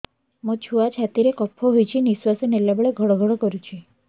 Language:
Odia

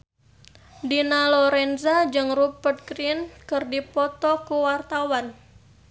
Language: Sundanese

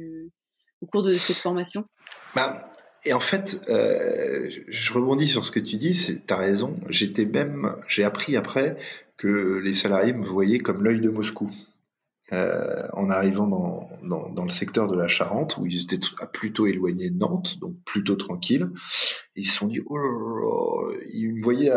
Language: French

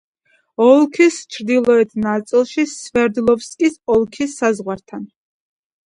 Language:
Georgian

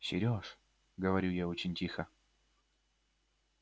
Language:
Russian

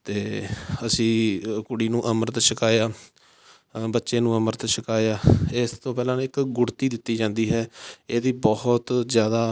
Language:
Punjabi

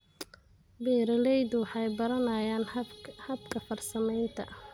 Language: Somali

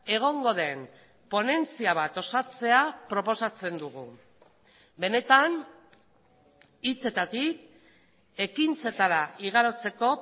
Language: Basque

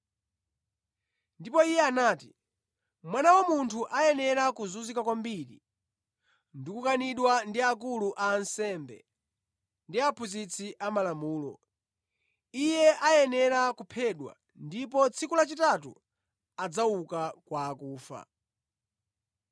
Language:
Nyanja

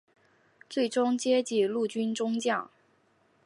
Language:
Chinese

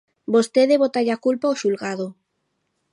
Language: Galician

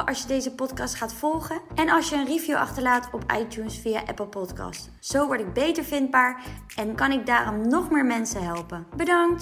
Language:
Dutch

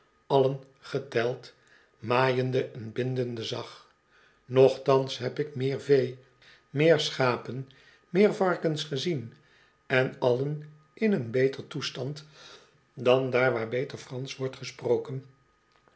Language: Dutch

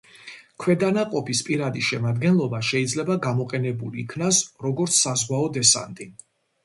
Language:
Georgian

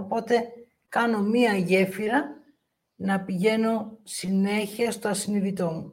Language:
Greek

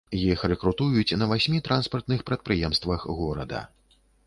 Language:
Belarusian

